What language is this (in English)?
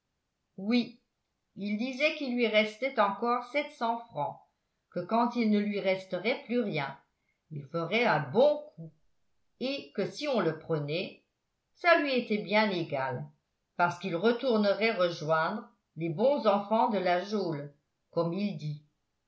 French